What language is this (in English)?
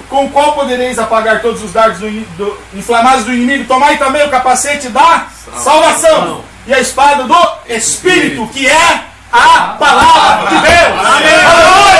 Portuguese